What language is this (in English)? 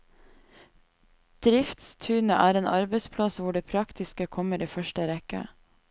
Norwegian